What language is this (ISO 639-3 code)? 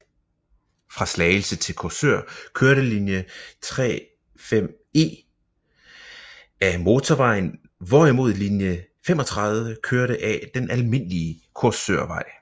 dan